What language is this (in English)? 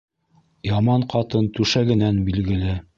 Bashkir